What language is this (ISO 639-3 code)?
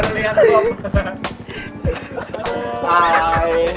ind